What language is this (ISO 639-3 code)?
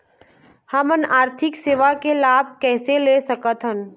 hne